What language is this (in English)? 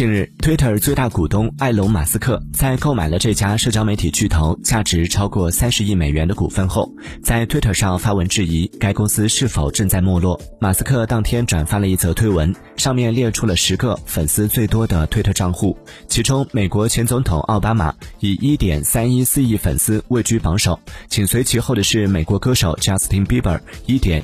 Chinese